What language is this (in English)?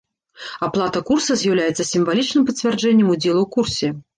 Belarusian